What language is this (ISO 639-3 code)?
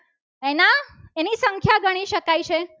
guj